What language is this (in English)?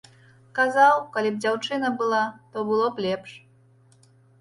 Belarusian